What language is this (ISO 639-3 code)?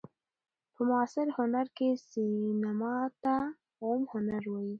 pus